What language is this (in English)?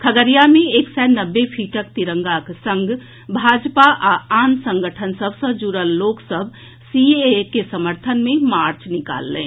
Maithili